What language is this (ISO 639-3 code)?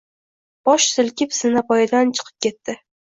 uzb